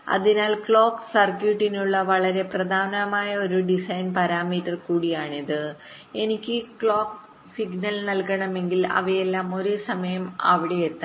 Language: Malayalam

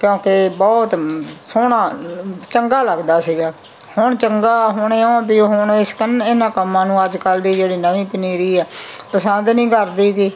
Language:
Punjabi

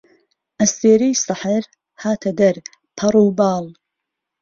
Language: Central Kurdish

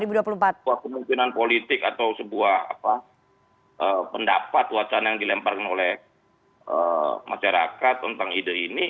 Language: Indonesian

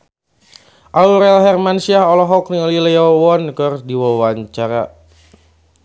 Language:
Sundanese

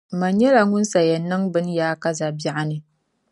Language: Dagbani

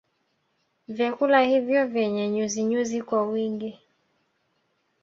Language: Swahili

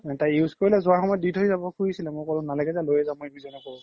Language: Assamese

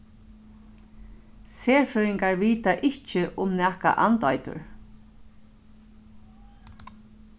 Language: Faroese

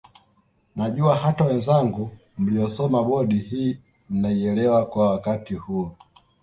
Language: Swahili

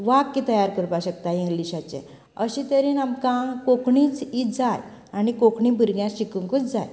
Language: Konkani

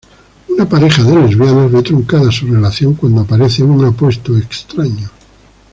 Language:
Spanish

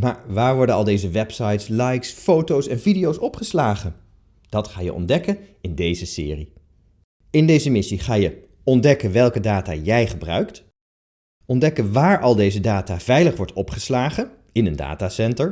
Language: Dutch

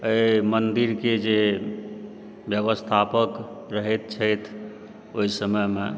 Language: Maithili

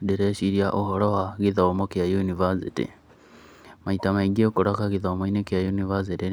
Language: Kikuyu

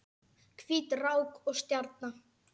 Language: Icelandic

